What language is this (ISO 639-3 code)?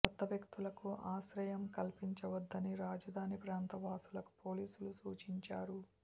tel